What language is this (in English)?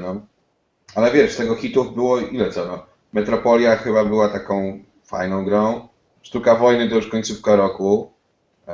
Polish